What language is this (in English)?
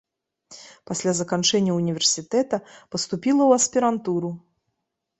Belarusian